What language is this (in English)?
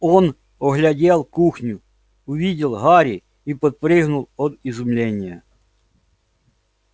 Russian